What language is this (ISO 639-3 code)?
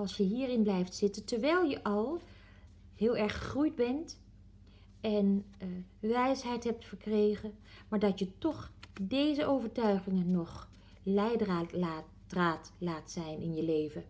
nld